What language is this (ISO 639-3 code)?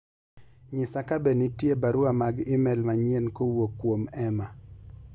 luo